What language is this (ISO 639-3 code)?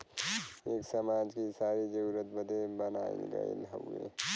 bho